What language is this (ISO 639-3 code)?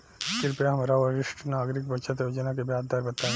bho